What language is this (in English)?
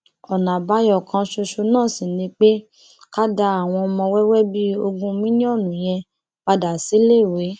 Yoruba